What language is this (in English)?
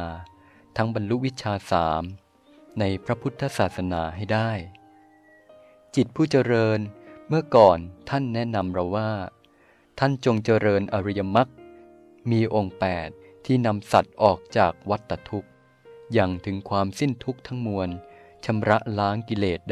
Thai